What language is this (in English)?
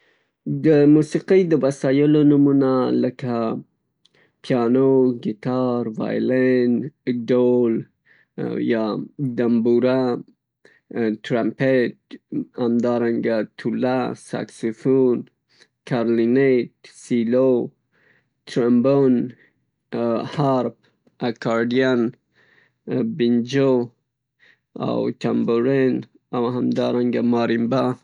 Pashto